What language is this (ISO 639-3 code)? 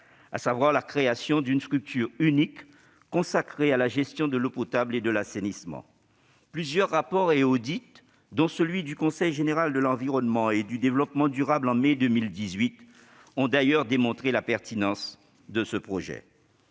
fra